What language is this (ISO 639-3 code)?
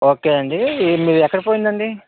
tel